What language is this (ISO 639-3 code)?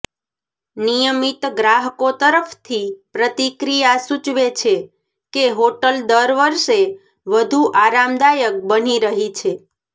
guj